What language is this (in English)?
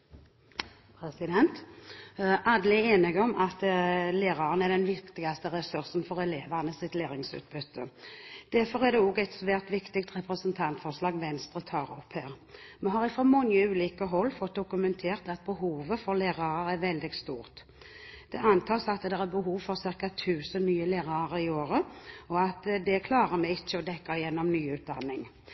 Norwegian